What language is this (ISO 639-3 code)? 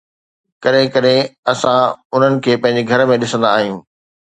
snd